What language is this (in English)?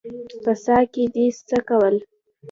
Pashto